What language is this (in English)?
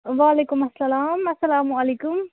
Kashmiri